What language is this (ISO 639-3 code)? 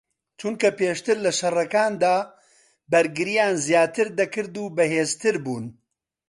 ckb